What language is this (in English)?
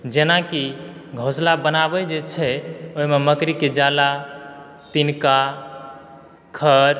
Maithili